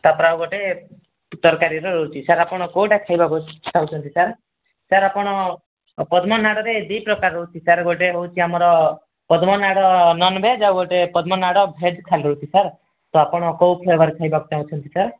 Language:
Odia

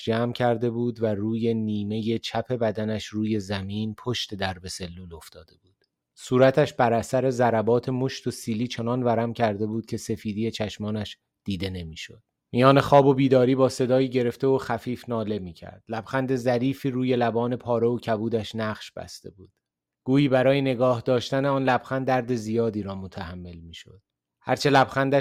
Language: Persian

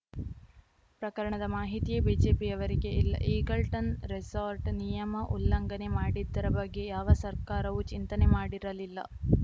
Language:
Kannada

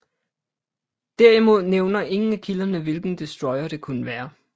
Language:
Danish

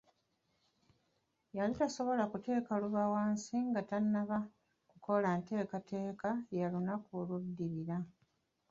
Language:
Ganda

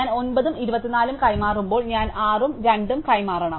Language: Malayalam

